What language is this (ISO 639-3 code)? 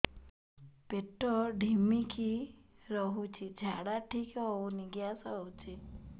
ori